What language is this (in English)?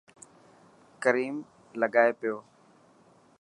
Dhatki